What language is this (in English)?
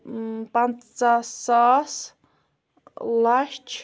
Kashmiri